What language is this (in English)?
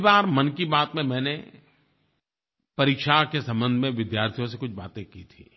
Hindi